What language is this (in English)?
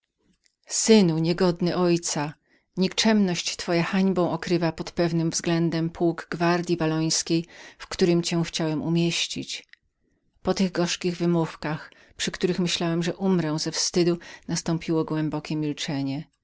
Polish